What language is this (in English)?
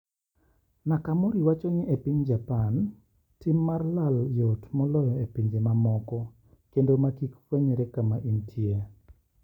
Luo (Kenya and Tanzania)